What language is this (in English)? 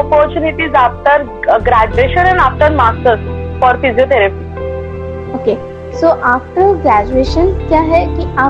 Hindi